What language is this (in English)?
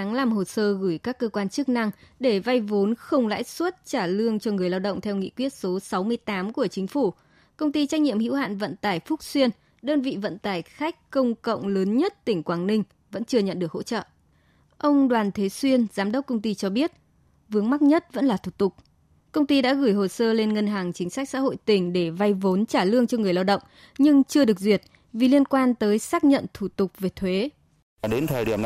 Vietnamese